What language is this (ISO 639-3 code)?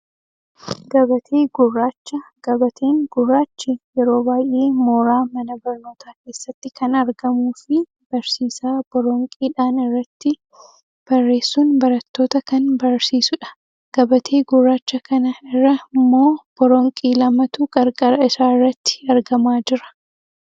orm